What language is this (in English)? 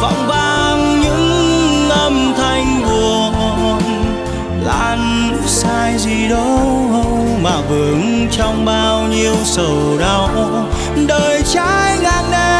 Vietnamese